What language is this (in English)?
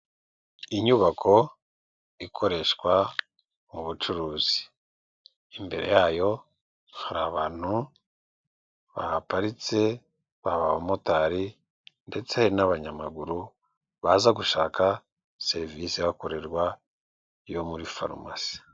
Kinyarwanda